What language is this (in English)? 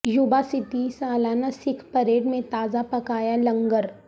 Urdu